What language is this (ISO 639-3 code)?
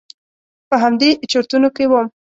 pus